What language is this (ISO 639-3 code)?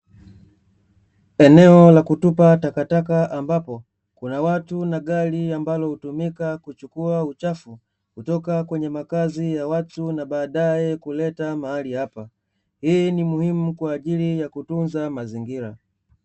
swa